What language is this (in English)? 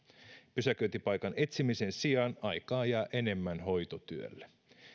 Finnish